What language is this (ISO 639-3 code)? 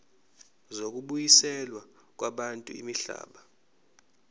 zul